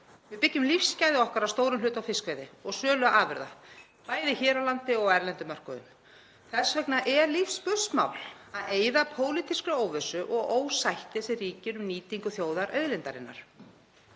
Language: Icelandic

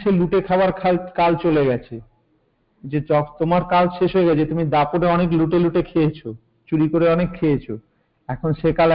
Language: Hindi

